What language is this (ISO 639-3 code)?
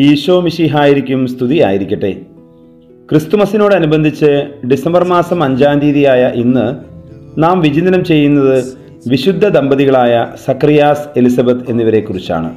tur